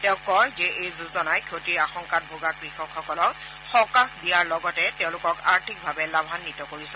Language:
Assamese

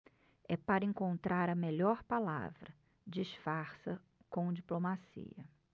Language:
Portuguese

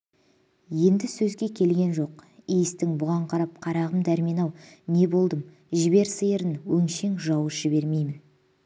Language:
Kazakh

